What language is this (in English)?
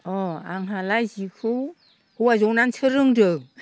Bodo